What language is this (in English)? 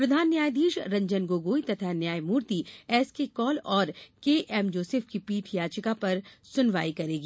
Hindi